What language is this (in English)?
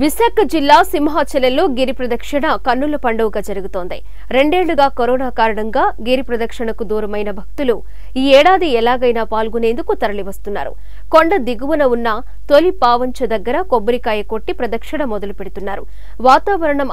Romanian